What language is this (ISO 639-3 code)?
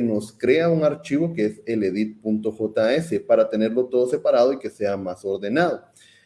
spa